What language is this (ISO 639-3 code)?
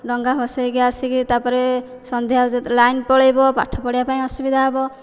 ori